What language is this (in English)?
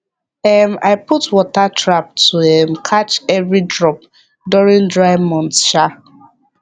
Nigerian Pidgin